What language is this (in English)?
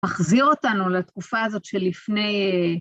Hebrew